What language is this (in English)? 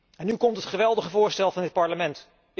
Dutch